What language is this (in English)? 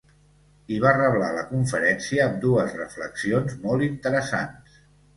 Catalan